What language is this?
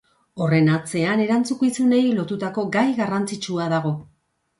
Basque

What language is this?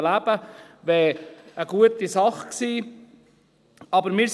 Swiss German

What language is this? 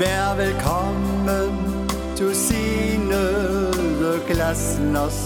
Danish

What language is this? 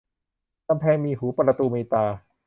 Thai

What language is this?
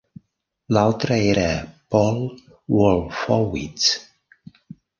Catalan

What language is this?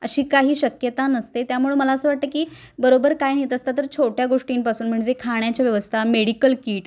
Marathi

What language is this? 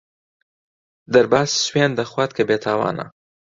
Central Kurdish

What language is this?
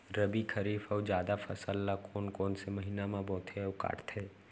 Chhattisgarhi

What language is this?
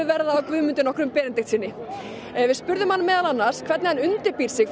Icelandic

